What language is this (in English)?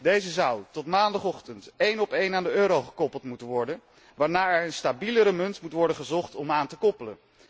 Dutch